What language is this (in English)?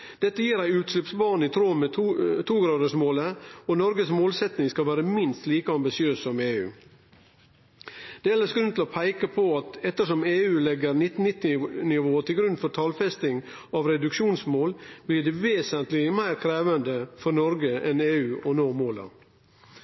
Norwegian Nynorsk